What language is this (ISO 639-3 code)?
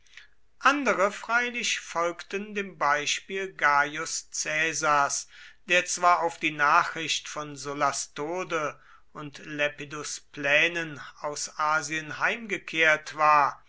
deu